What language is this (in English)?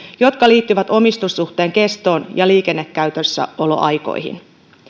Finnish